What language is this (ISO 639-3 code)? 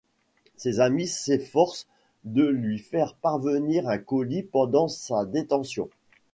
fra